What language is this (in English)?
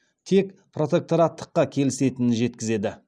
Kazakh